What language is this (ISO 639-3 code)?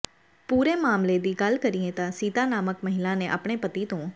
pan